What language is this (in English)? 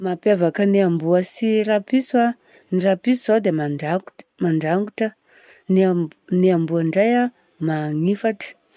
Southern Betsimisaraka Malagasy